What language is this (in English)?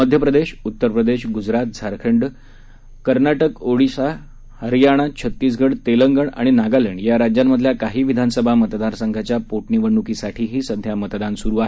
Marathi